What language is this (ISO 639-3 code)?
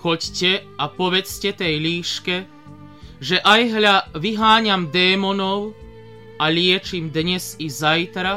slk